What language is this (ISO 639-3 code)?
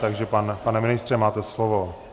ces